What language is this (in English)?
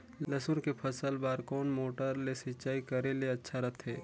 Chhattisgarhi